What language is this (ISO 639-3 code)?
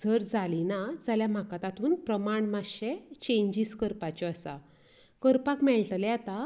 kok